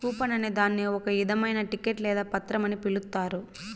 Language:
Telugu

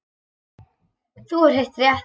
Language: Icelandic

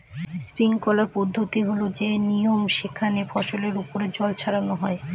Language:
Bangla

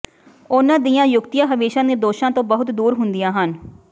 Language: Punjabi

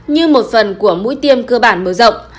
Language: Vietnamese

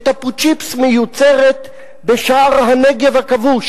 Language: Hebrew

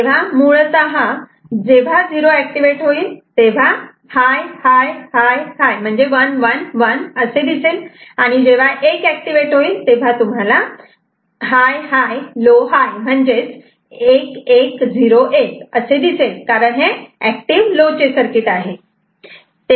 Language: Marathi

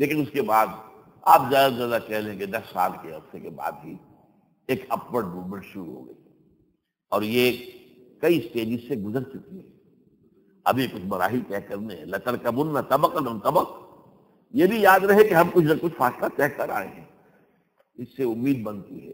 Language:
Arabic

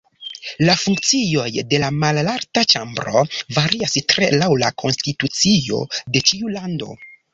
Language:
Esperanto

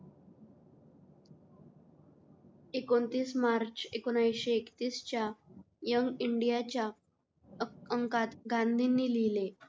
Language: Marathi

